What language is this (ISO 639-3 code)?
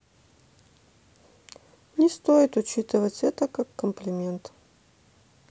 rus